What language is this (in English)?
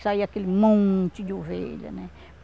Portuguese